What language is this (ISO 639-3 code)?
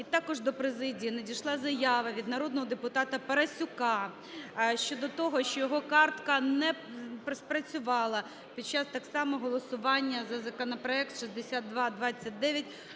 ukr